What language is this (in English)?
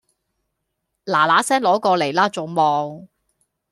Cantonese